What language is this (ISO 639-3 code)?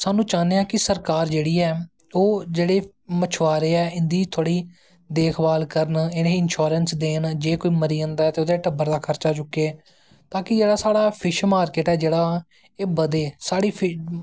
doi